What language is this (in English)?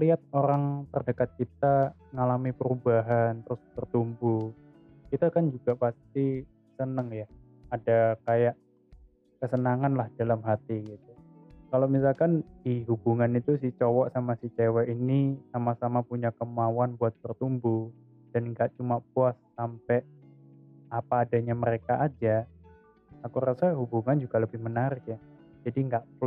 Indonesian